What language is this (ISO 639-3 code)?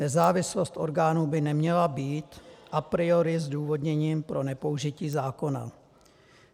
ces